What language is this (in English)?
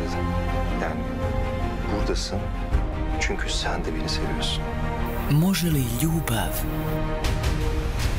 Turkish